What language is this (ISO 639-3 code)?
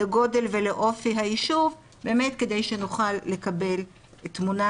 heb